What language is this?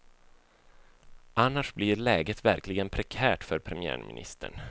Swedish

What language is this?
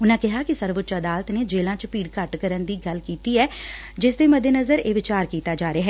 Punjabi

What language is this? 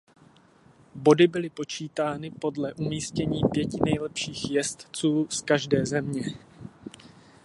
Czech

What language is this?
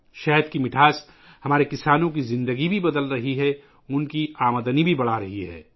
Urdu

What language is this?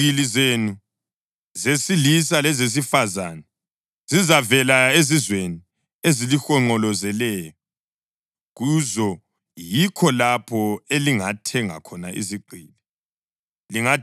North Ndebele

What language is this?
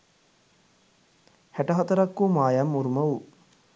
Sinhala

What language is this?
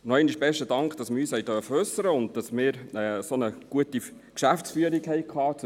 Swiss German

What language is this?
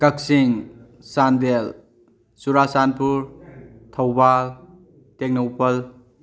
Manipuri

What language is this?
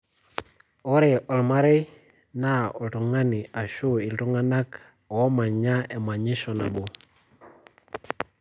Masai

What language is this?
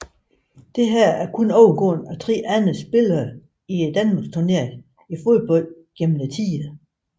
Danish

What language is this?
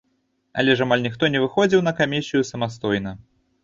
Belarusian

